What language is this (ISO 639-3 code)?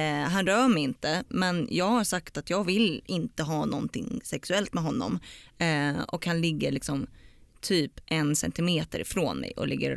swe